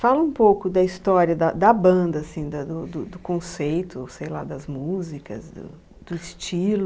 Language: Portuguese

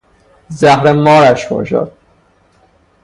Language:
Persian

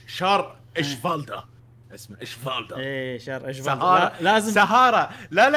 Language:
Arabic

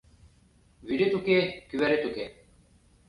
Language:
Mari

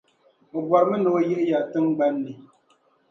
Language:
Dagbani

